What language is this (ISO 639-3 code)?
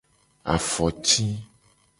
gej